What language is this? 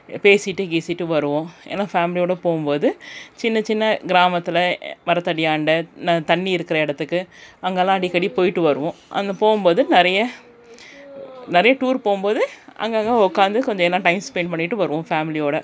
Tamil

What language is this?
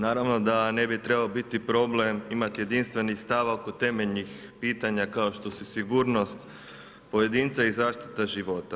Croatian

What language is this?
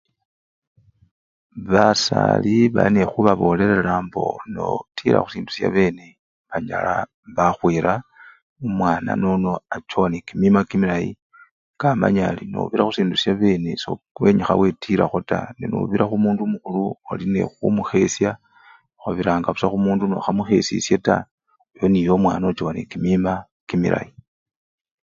Luyia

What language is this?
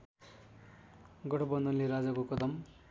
Nepali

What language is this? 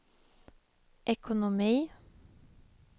Swedish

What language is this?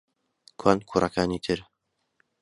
Central Kurdish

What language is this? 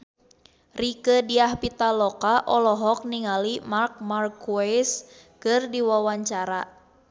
Sundanese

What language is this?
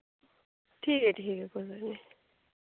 Dogri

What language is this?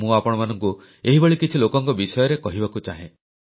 Odia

